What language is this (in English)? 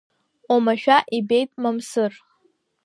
Abkhazian